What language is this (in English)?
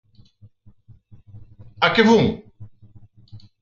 Galician